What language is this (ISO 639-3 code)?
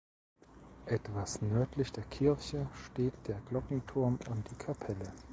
deu